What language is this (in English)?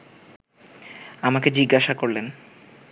Bangla